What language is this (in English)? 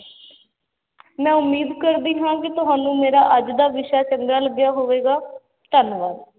Punjabi